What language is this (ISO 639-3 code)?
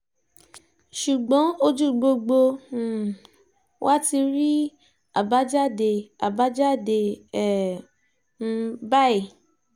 yor